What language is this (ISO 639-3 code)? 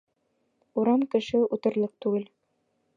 bak